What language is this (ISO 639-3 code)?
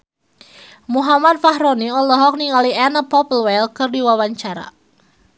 sun